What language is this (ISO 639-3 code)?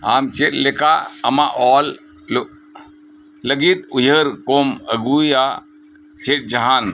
sat